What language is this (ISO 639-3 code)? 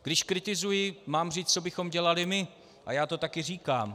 ces